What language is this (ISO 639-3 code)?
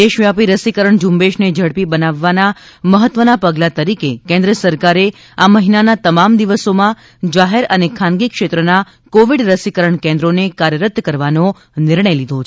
guj